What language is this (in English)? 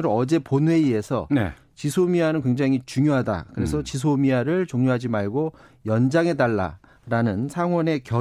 Korean